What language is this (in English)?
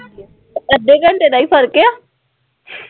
Punjabi